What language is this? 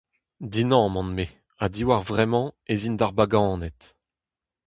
Breton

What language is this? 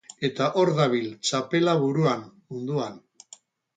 Basque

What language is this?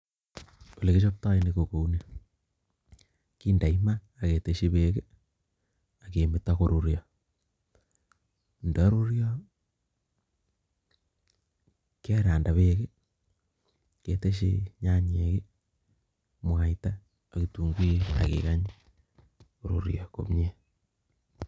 Kalenjin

